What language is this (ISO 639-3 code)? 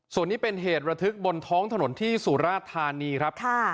tha